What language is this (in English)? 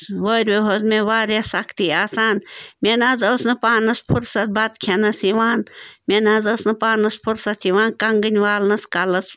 Kashmiri